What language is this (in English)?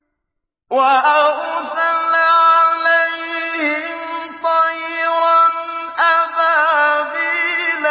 Arabic